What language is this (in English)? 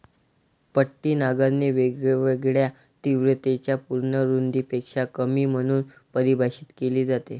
Marathi